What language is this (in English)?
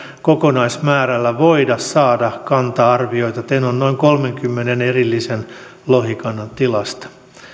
Finnish